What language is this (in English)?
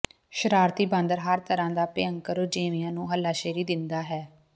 Punjabi